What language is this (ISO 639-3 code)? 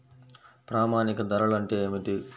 tel